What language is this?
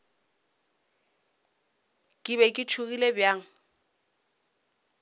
Northern Sotho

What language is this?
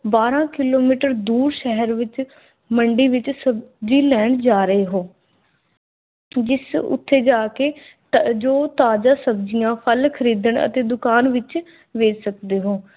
Punjabi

